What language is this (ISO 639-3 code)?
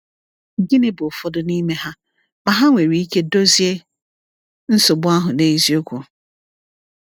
ibo